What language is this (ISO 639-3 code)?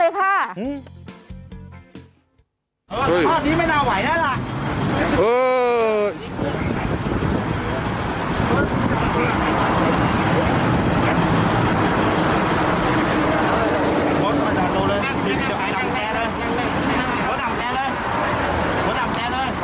tha